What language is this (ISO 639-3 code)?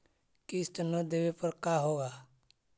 mag